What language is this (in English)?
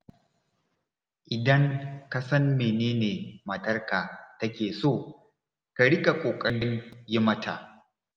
Hausa